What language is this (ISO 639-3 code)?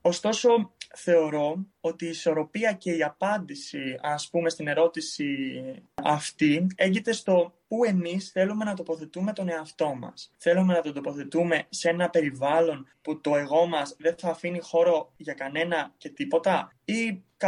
ell